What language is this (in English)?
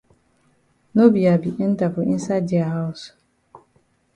Cameroon Pidgin